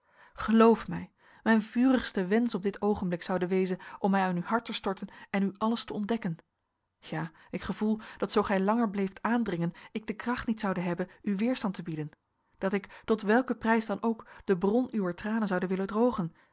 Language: Dutch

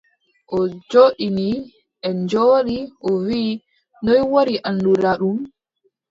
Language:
Adamawa Fulfulde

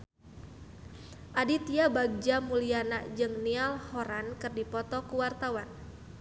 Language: Sundanese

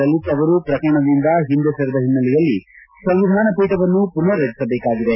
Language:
Kannada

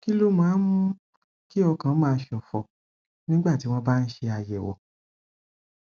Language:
Yoruba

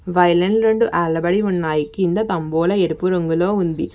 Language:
Telugu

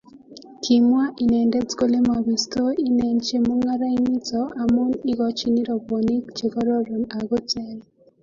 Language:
Kalenjin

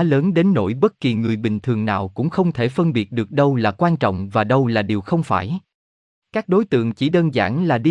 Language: Vietnamese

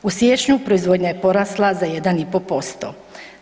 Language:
Croatian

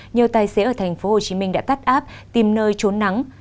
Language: Vietnamese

